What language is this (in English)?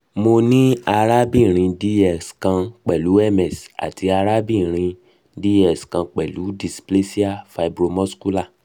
Yoruba